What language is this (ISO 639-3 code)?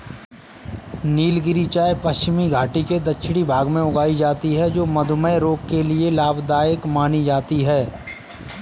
hin